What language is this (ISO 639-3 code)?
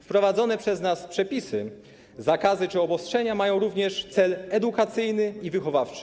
pol